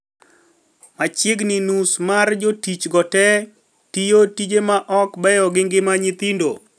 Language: Luo (Kenya and Tanzania)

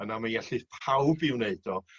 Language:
Welsh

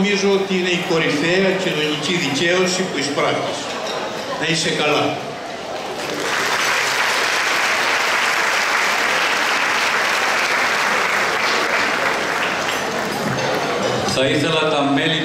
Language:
Greek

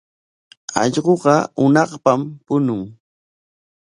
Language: Corongo Ancash Quechua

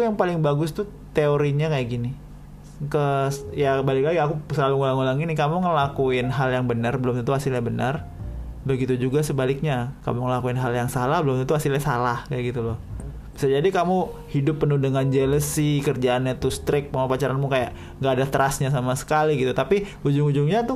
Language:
Indonesian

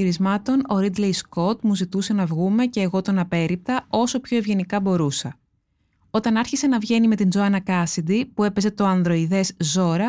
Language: Greek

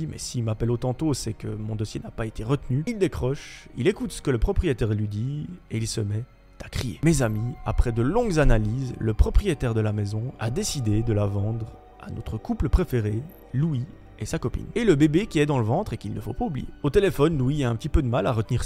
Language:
French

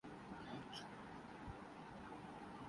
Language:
Urdu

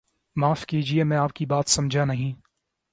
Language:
Urdu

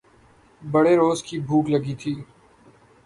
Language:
Urdu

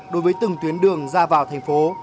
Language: Vietnamese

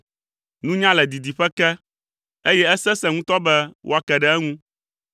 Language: Ewe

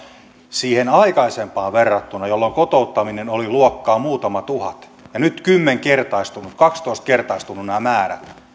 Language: Finnish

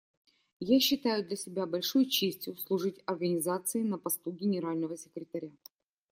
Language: Russian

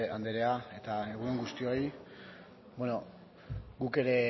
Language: Basque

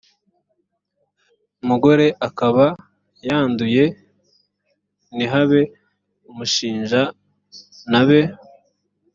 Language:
Kinyarwanda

